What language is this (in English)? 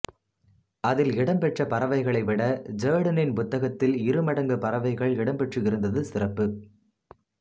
Tamil